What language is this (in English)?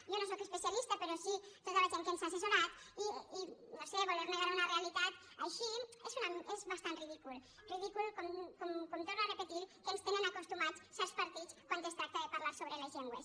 Catalan